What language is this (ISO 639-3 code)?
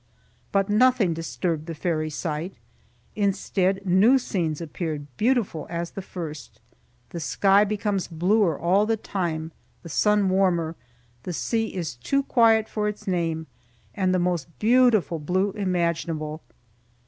eng